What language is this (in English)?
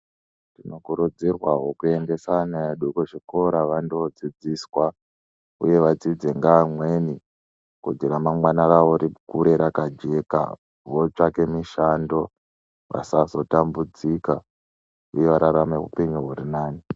Ndau